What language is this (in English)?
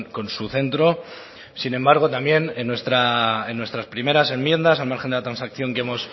Spanish